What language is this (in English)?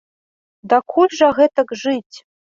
Belarusian